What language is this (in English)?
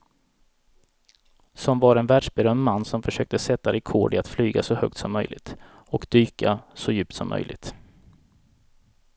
Swedish